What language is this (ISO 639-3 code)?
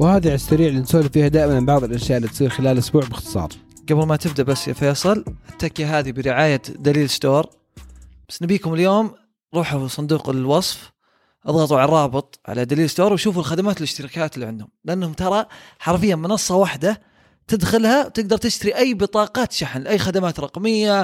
ara